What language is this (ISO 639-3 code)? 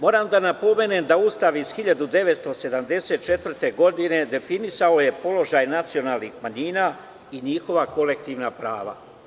srp